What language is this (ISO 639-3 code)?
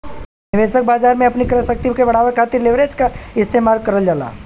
bho